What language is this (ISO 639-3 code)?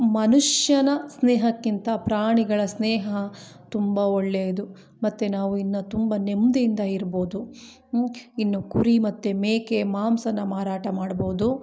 kan